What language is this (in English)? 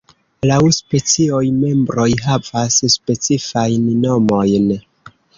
Esperanto